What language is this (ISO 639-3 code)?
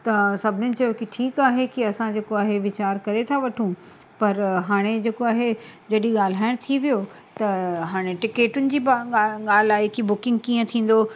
snd